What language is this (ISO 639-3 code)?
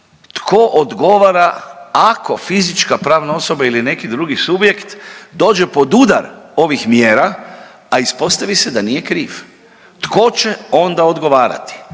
hrv